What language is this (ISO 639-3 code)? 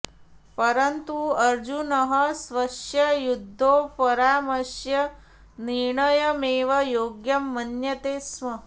san